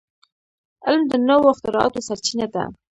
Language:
Pashto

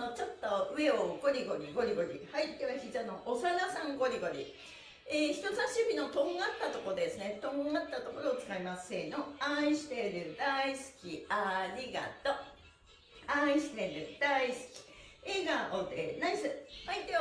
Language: Japanese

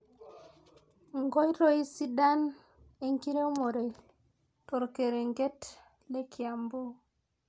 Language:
Masai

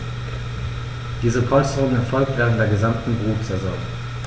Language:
German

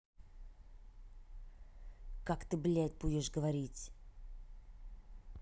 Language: Russian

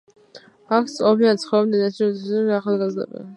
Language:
Georgian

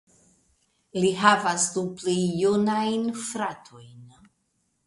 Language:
Esperanto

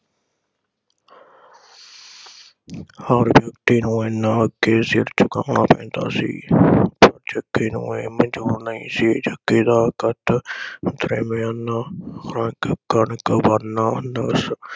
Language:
Punjabi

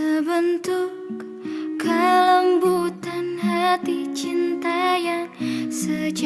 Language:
Indonesian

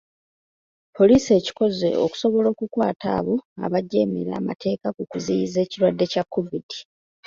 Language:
Ganda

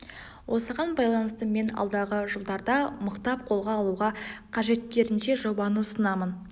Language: Kazakh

